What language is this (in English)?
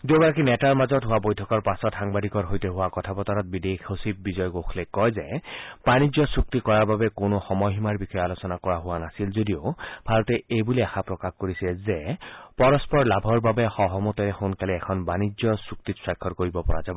Assamese